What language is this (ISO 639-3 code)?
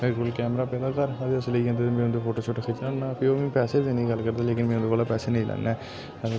doi